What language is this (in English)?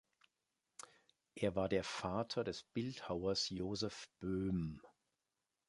German